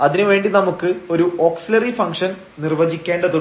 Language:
Malayalam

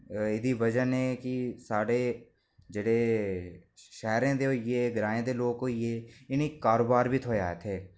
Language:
Dogri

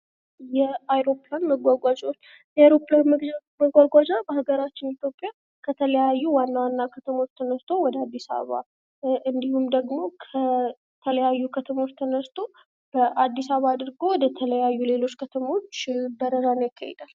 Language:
Amharic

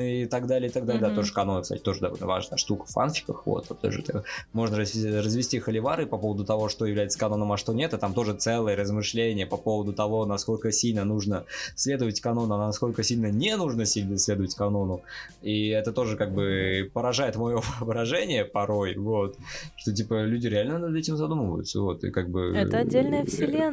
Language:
Russian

